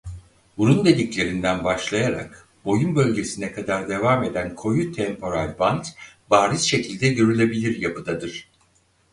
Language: Turkish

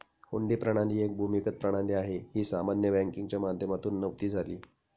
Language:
Marathi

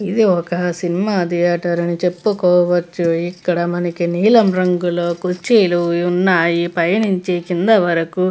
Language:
Telugu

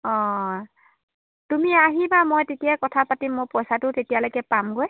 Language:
Assamese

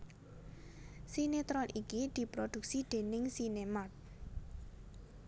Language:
Javanese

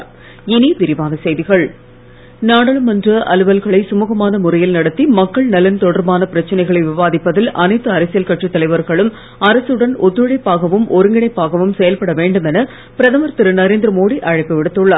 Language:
Tamil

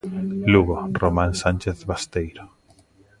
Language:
Galician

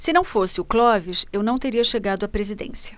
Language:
Portuguese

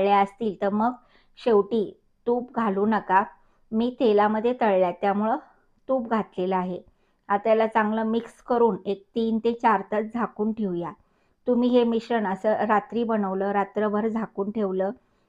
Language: Romanian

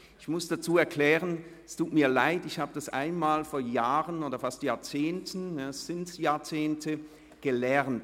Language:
Swiss German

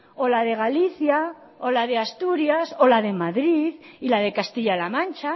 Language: Spanish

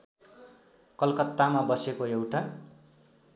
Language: Nepali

